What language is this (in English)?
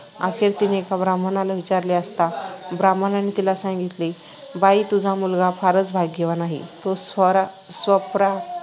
Marathi